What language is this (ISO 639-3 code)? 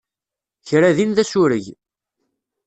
kab